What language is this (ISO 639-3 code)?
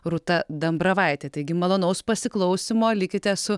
lit